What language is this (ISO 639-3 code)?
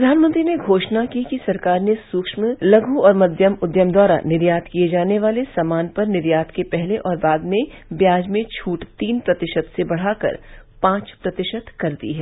hin